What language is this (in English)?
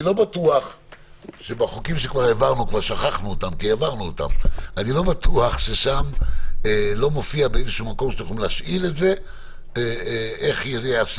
Hebrew